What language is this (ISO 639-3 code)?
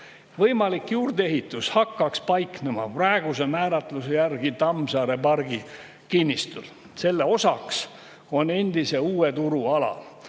est